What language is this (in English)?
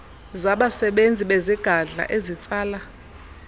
Xhosa